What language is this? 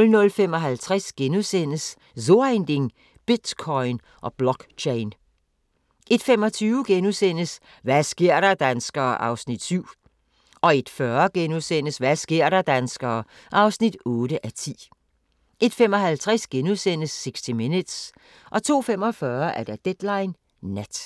Danish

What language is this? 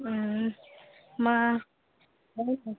Santali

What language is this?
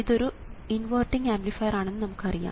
Malayalam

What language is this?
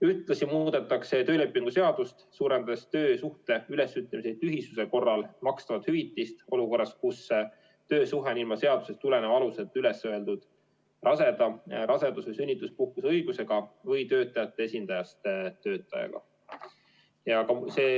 Estonian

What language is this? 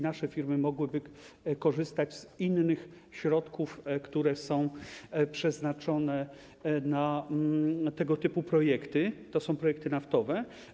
Polish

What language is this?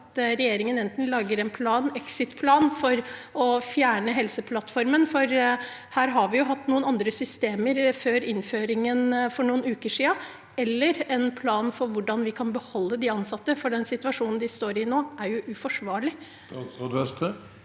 Norwegian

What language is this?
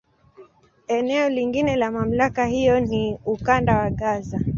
Swahili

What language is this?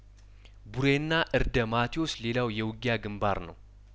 Amharic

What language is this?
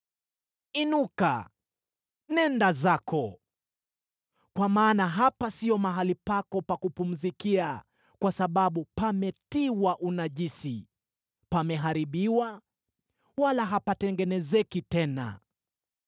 Swahili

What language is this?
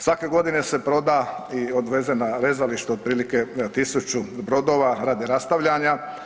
Croatian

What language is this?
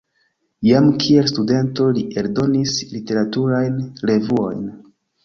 Esperanto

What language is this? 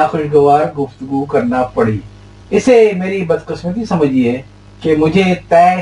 Urdu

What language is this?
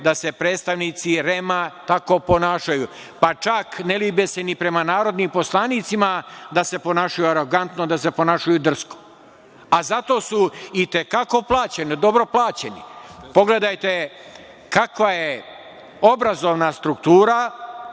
Serbian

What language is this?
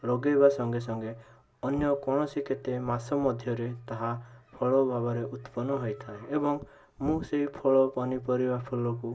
Odia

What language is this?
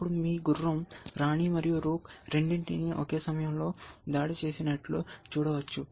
Telugu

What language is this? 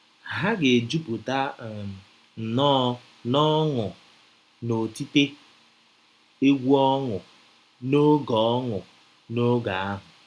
Igbo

